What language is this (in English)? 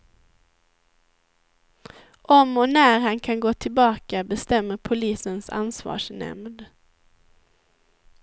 Swedish